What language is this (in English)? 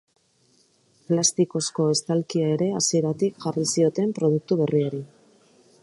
Basque